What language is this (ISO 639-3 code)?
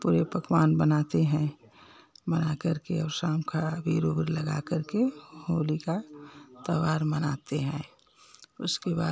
hin